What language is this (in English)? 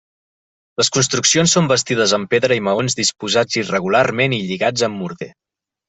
Catalan